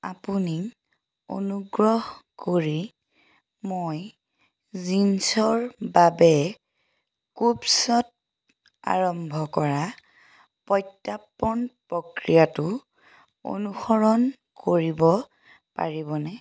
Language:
Assamese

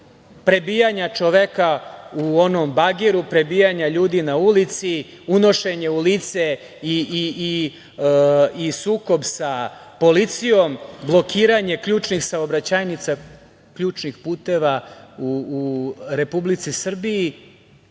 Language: Serbian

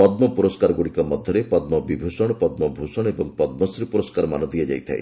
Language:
Odia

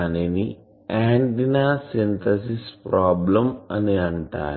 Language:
Telugu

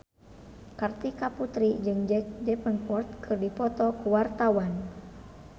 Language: Sundanese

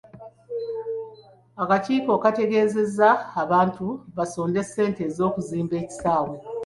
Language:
Ganda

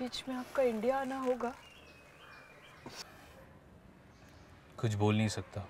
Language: Hindi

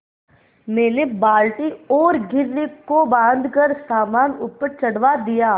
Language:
Hindi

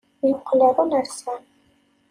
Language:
Kabyle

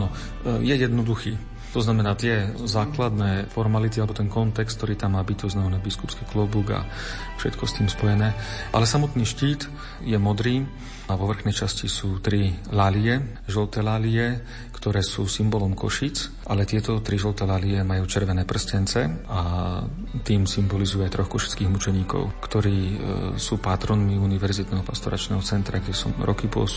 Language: Slovak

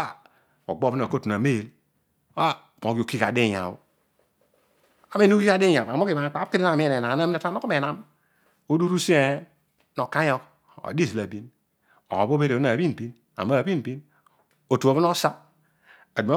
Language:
Odual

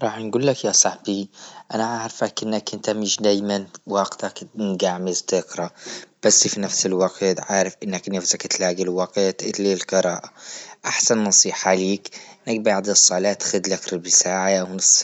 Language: Libyan Arabic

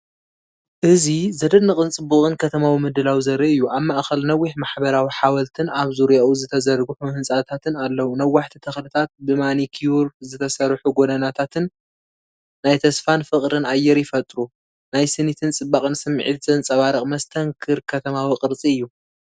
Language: Tigrinya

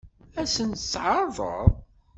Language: Kabyle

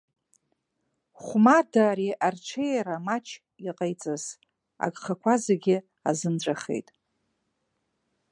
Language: Abkhazian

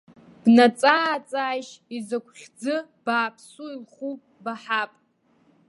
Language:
Abkhazian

